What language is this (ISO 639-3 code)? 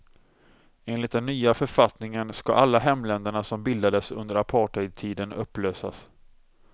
swe